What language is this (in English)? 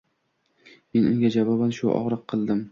Uzbek